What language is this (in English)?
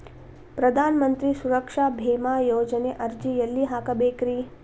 Kannada